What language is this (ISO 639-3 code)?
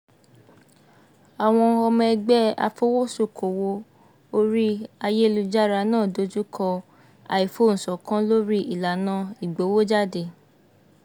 yor